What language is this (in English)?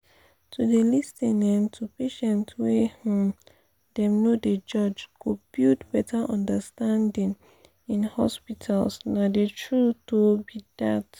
Nigerian Pidgin